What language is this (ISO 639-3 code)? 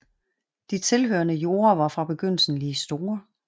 dan